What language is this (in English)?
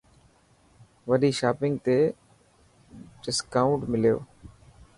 Dhatki